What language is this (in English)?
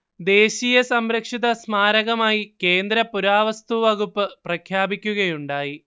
Malayalam